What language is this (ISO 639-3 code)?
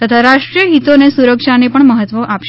guj